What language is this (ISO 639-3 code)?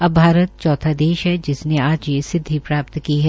hin